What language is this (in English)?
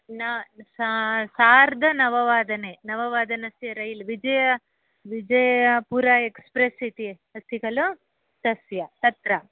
Sanskrit